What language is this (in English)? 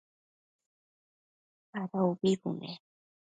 Matsés